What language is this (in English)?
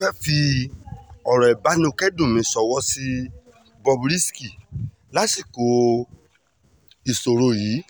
Yoruba